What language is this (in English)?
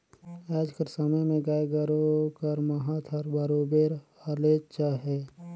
Chhattisgarhi